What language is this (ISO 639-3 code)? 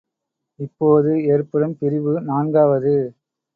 tam